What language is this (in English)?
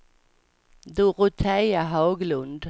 Swedish